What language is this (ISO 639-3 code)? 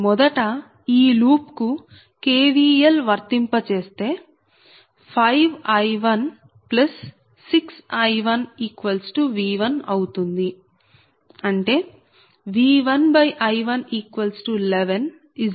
tel